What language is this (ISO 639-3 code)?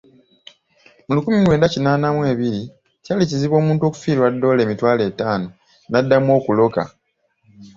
lug